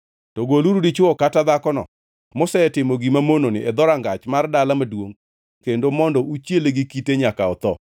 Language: Luo (Kenya and Tanzania)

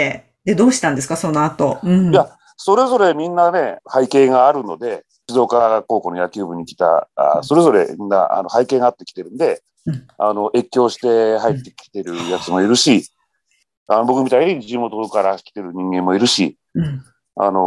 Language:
Japanese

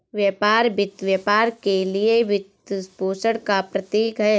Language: Hindi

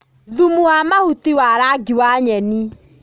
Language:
Kikuyu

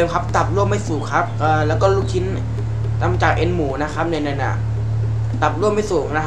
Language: Thai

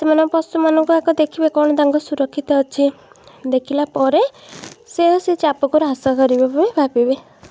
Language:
Odia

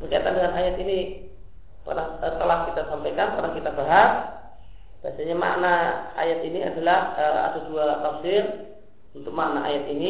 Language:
Indonesian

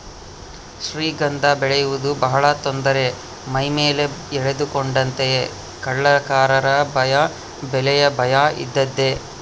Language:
Kannada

